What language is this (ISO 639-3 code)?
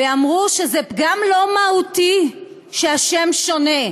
heb